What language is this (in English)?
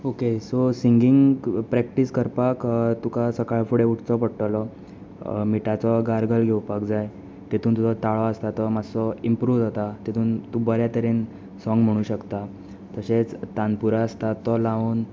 Konkani